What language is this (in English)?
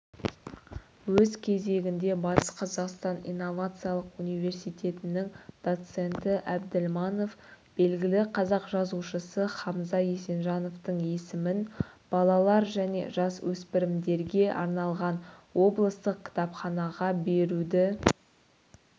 Kazakh